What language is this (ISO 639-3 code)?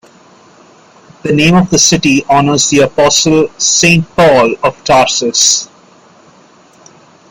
eng